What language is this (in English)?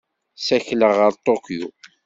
Kabyle